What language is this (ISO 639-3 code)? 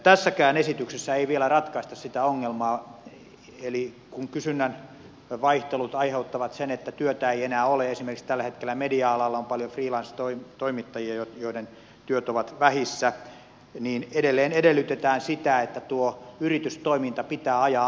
fin